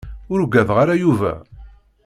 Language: Kabyle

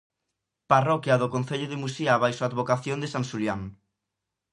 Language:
Galician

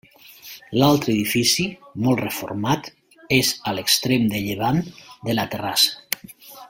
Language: Catalan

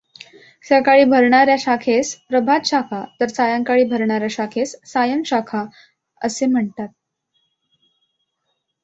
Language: Marathi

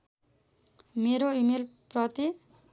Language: Nepali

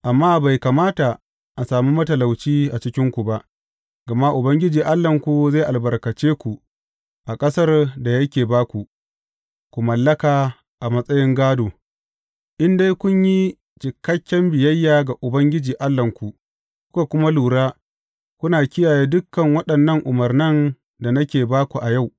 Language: Hausa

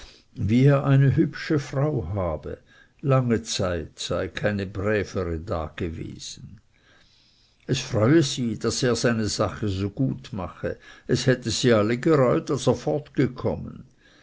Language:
German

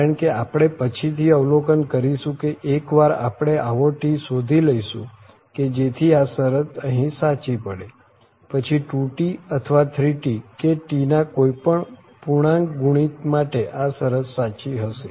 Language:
Gujarati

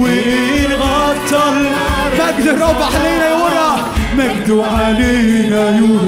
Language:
Arabic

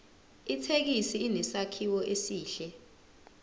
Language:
Zulu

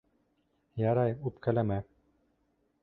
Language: Bashkir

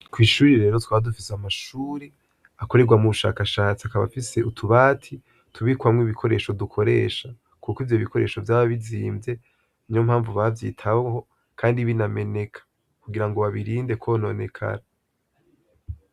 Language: Rundi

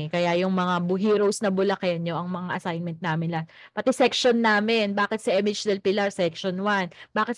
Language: Filipino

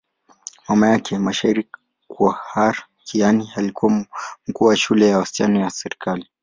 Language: Swahili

